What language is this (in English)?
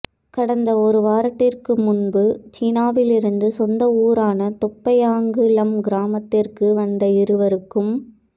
Tamil